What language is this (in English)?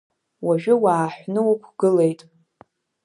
Abkhazian